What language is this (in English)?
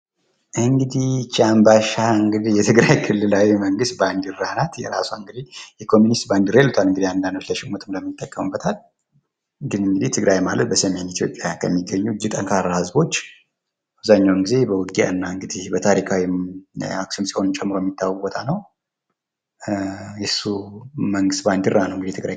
Amharic